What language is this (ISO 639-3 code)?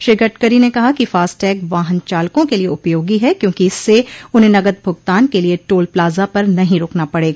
hin